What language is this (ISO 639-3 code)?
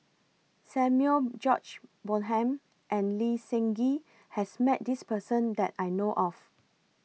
eng